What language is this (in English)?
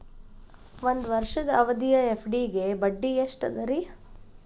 Kannada